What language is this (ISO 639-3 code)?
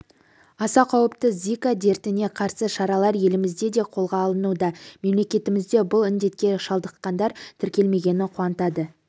kaz